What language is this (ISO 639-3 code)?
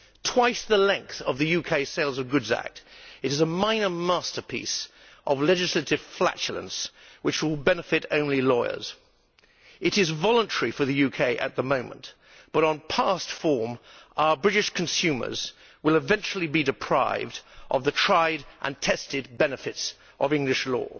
eng